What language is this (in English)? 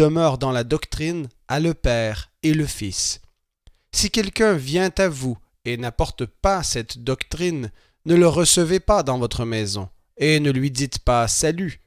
French